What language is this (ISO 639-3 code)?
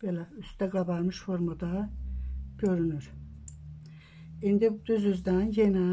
tur